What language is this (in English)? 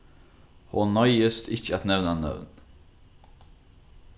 Faroese